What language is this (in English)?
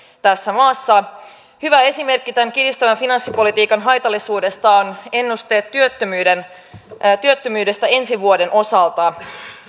Finnish